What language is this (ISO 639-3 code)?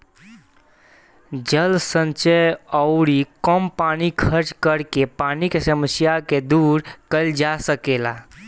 bho